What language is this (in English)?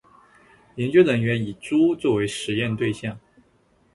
Chinese